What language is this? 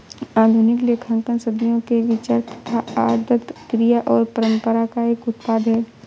Hindi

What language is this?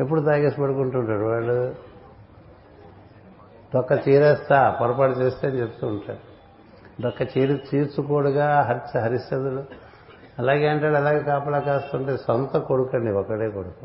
Telugu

